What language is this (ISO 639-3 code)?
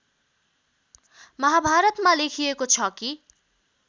nep